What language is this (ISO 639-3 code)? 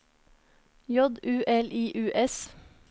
nor